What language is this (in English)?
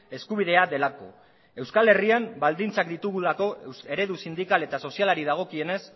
Basque